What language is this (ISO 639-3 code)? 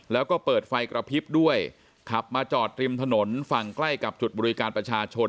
tha